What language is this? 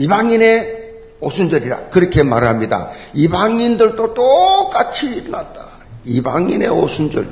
Korean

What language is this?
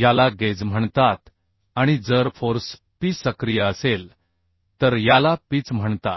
Marathi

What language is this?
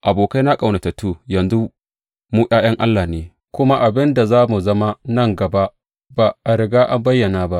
Hausa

